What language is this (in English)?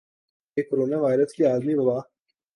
Urdu